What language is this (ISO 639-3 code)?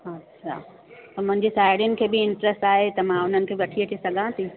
snd